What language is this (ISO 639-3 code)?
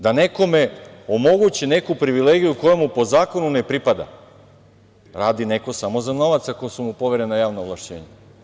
srp